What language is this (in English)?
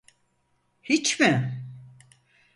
Turkish